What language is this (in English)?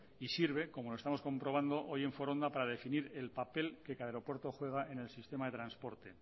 Spanish